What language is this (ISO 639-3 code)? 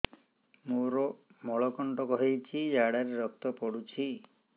ori